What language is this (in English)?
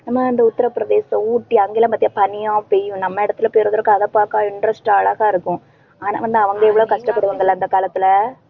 Tamil